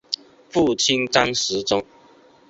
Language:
Chinese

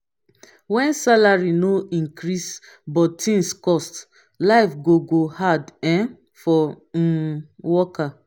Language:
Nigerian Pidgin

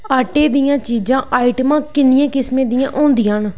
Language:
Dogri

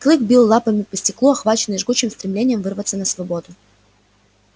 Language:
Russian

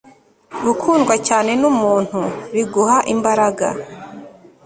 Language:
Kinyarwanda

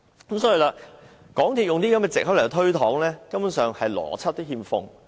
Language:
Cantonese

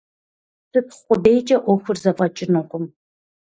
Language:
Kabardian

